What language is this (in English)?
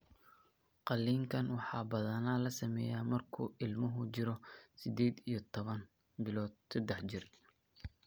Somali